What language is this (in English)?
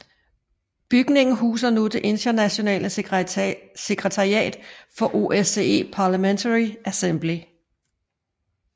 Danish